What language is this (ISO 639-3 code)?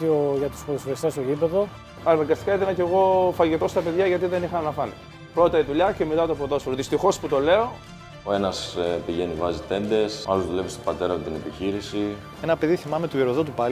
ell